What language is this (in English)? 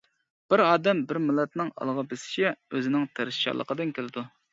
Uyghur